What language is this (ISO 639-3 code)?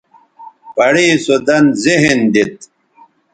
btv